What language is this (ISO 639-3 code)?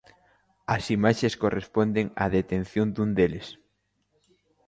glg